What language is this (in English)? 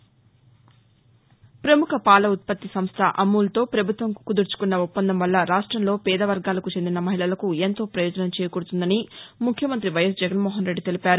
Telugu